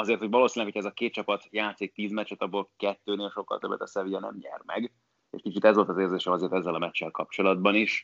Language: Hungarian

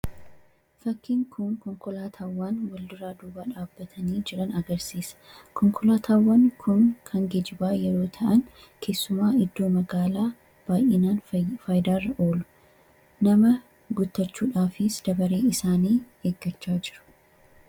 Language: Oromo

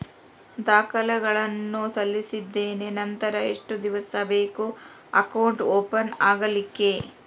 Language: Kannada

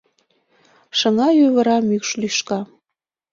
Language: Mari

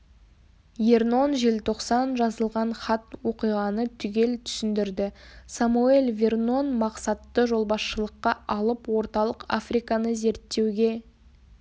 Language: Kazakh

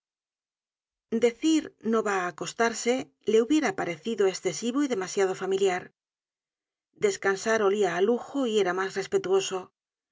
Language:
Spanish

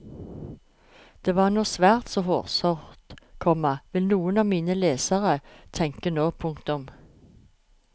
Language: Norwegian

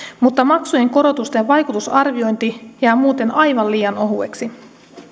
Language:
Finnish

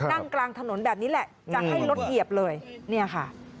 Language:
Thai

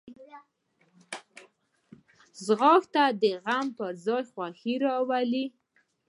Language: Pashto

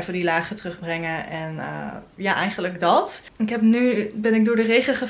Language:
Dutch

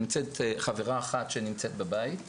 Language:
Hebrew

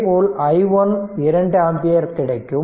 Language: Tamil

